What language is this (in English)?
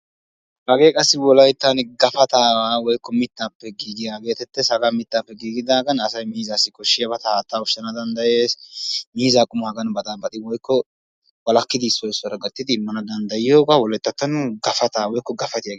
Wolaytta